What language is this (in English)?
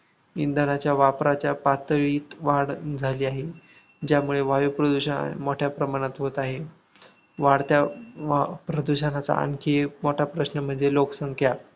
Marathi